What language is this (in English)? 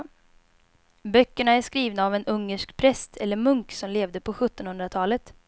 Swedish